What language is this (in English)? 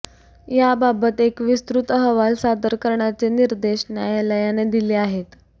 Marathi